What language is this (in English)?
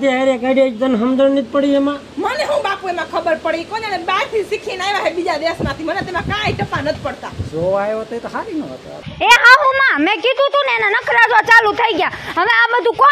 Thai